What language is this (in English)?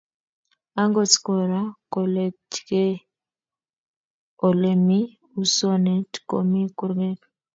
Kalenjin